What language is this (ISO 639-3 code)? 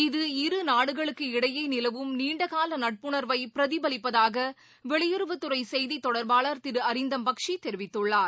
tam